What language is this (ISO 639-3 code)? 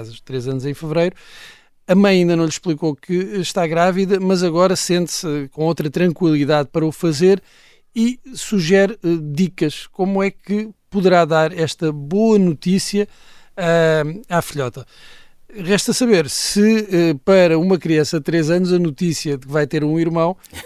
por